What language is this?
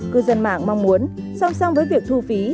Vietnamese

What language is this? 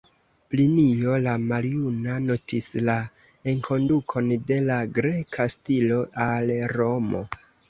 Esperanto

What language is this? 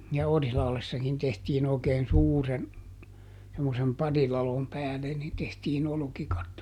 Finnish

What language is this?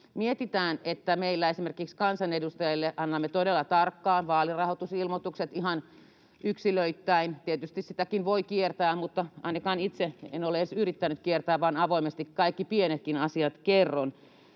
Finnish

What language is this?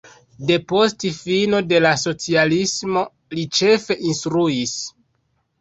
Esperanto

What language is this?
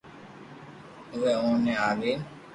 Loarki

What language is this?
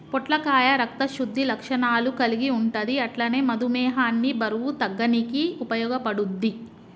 Telugu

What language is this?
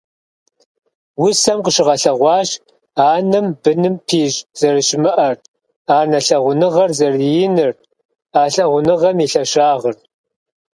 Kabardian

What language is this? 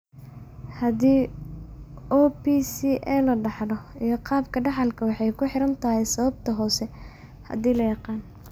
Somali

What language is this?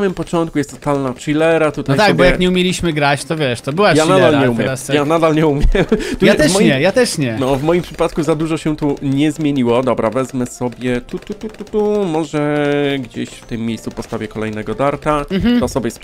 Polish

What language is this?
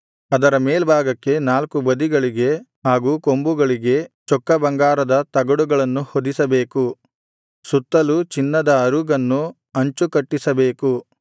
Kannada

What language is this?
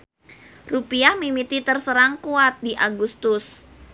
Sundanese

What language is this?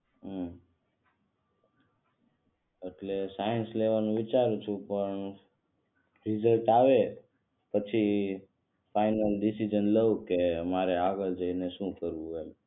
Gujarati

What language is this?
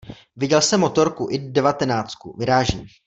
Czech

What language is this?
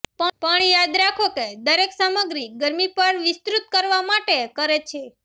Gujarati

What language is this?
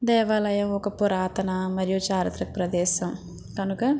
Telugu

